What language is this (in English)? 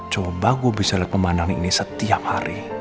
Indonesian